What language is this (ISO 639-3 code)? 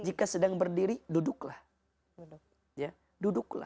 ind